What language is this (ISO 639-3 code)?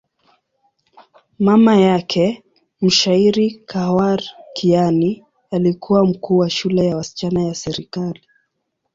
swa